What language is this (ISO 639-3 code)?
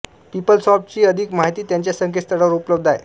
mar